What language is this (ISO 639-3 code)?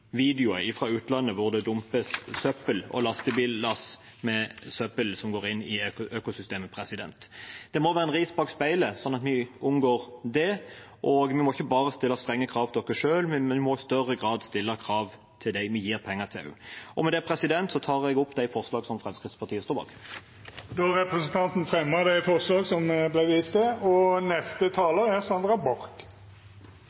nor